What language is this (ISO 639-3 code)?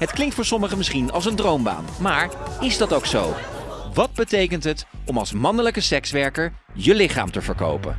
nld